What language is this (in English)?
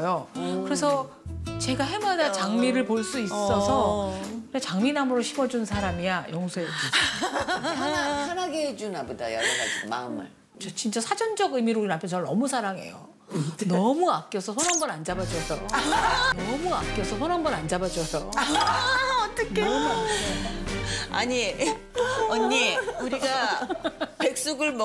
Korean